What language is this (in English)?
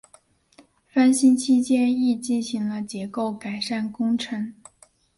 Chinese